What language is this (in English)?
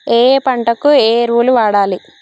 Telugu